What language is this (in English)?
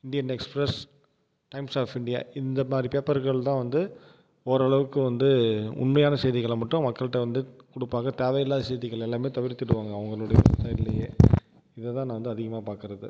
Tamil